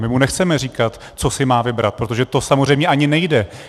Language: Czech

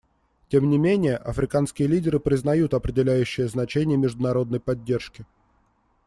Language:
Russian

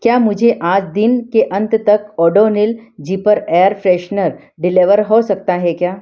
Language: Hindi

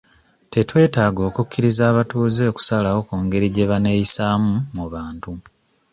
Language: Ganda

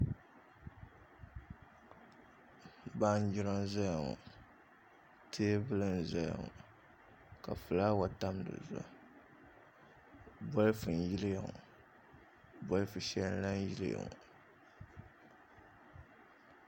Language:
Dagbani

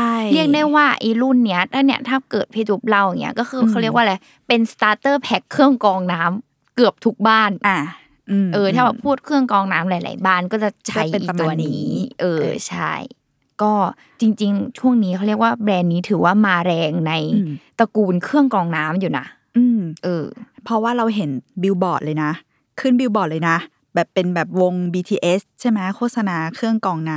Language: Thai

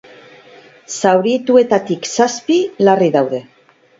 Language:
Basque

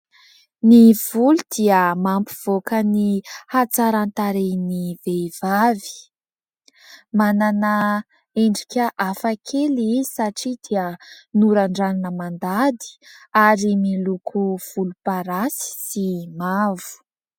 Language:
Malagasy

